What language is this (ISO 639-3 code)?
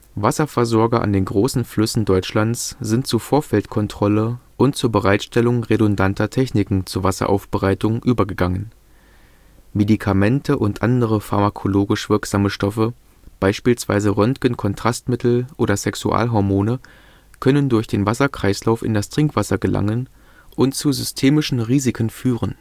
deu